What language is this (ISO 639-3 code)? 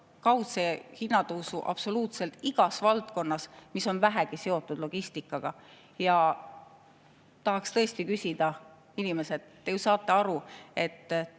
est